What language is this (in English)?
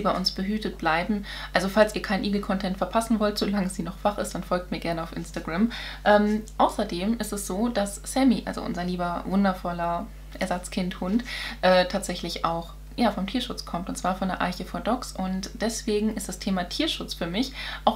German